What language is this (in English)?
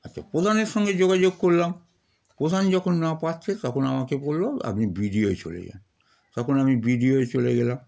Bangla